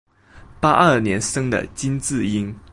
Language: Chinese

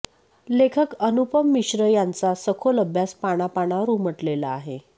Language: Marathi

